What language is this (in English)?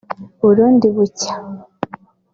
Kinyarwanda